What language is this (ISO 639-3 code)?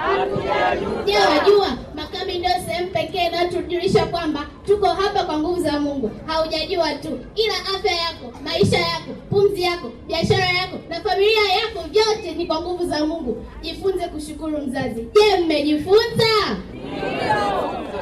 swa